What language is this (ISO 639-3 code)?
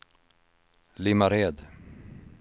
swe